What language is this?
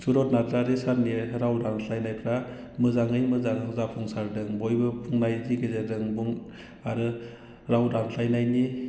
Bodo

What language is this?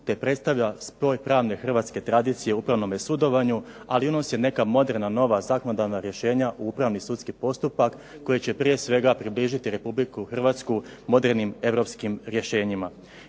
Croatian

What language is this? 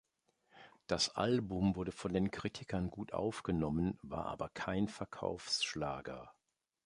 German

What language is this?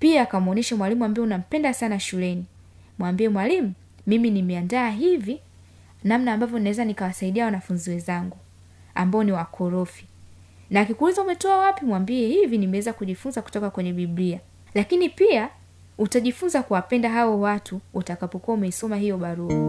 Swahili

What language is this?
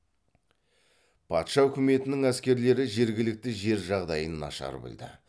Kazakh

